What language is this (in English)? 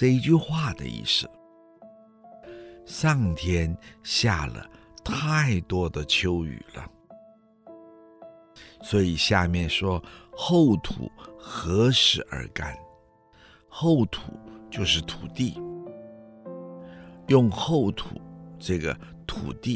Chinese